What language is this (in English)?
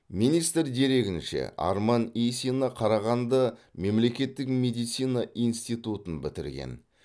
Kazakh